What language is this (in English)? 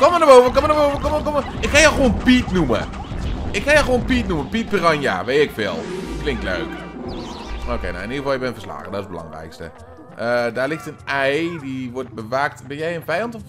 Dutch